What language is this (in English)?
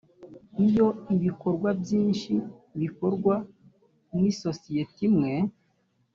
Kinyarwanda